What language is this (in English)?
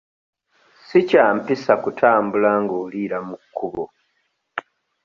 Ganda